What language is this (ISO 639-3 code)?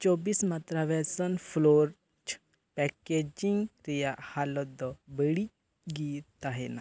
sat